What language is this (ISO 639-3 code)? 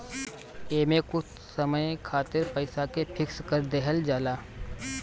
bho